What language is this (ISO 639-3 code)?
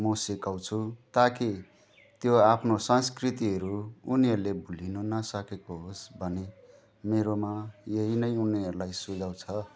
nep